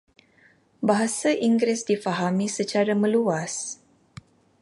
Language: Malay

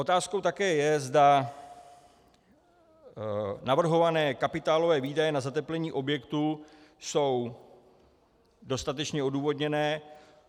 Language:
Czech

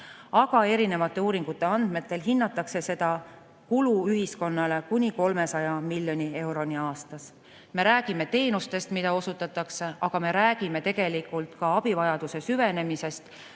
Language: Estonian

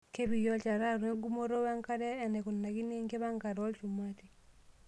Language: Masai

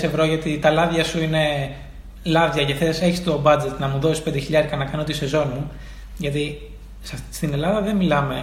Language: Greek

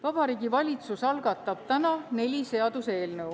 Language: Estonian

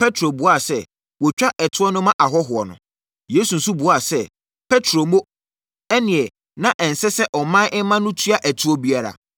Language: Akan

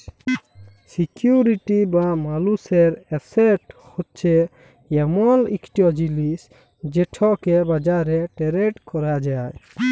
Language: Bangla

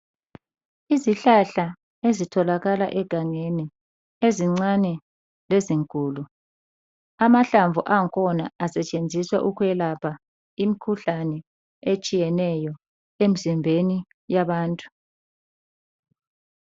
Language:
North Ndebele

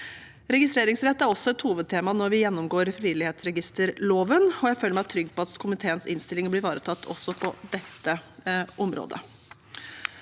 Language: Norwegian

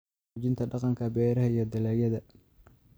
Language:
Somali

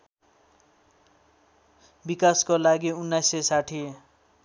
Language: Nepali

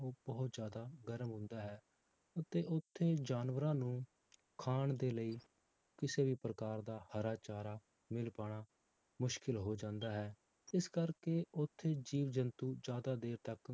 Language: Punjabi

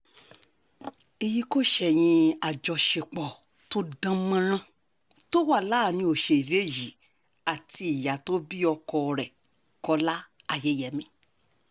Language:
Yoruba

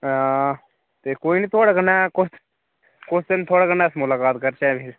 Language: Dogri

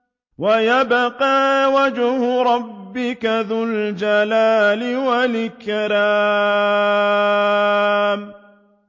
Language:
Arabic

